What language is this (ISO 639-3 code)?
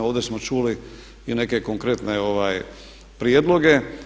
hrv